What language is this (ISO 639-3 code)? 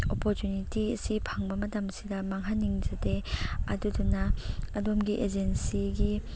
mni